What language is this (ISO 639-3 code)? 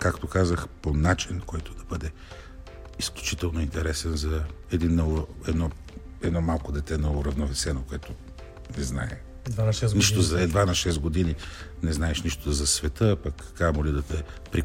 bul